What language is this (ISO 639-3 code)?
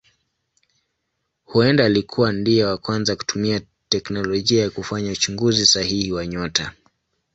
swa